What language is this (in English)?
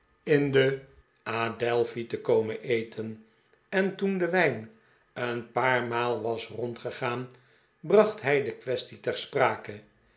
Dutch